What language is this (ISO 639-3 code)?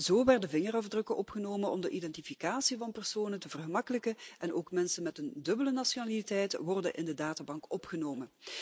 nld